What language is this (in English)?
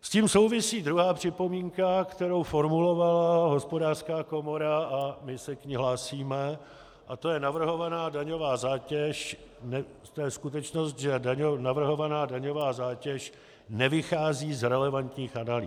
Czech